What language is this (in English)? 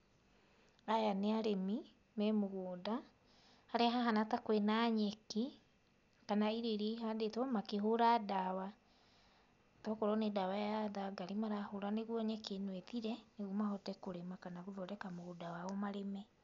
Kikuyu